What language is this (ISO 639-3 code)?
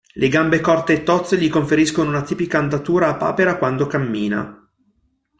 ita